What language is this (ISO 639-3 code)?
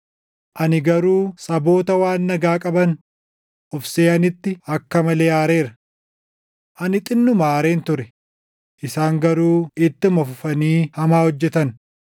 orm